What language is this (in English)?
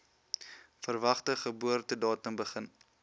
Afrikaans